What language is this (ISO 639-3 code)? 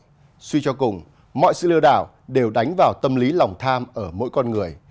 vie